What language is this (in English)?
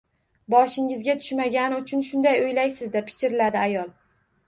Uzbek